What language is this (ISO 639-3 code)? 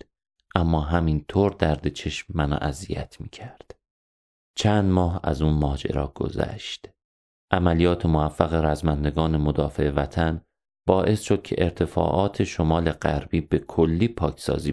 fas